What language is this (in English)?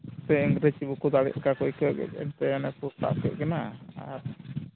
Santali